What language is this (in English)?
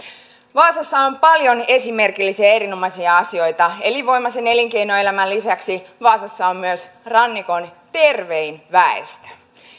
Finnish